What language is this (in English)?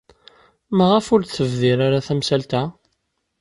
Kabyle